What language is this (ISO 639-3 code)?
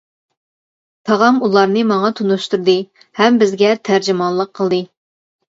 uig